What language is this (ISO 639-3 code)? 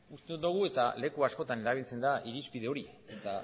eus